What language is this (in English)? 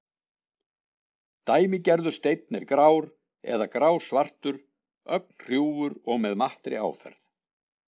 Icelandic